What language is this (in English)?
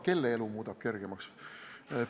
Estonian